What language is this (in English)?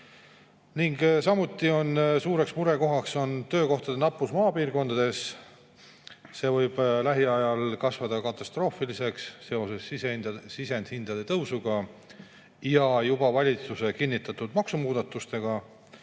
Estonian